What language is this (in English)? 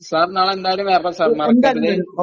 Malayalam